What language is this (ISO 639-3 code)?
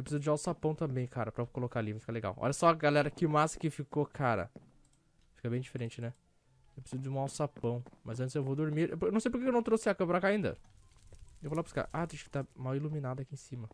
por